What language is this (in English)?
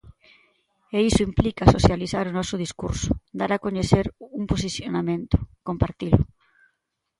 Galician